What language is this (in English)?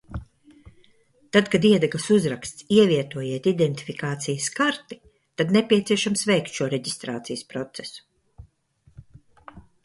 Latvian